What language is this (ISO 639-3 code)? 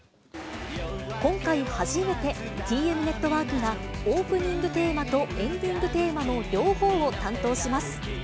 jpn